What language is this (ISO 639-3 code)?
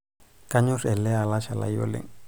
mas